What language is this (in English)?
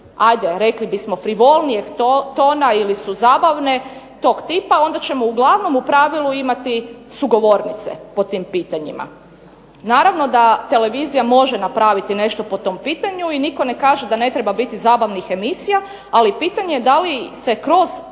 Croatian